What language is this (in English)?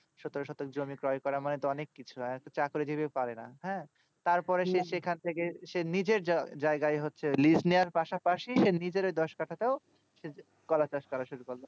Bangla